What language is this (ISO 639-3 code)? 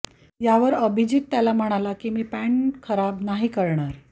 mar